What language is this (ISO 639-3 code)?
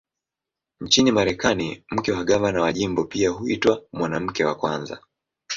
swa